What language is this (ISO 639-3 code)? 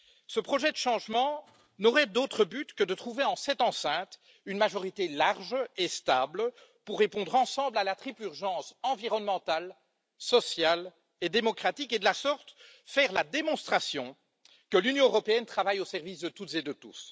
fra